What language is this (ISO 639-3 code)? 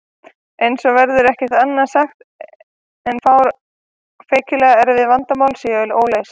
isl